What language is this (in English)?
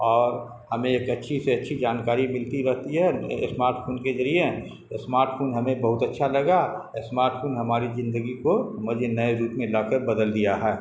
Urdu